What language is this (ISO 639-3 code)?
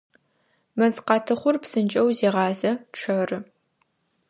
ady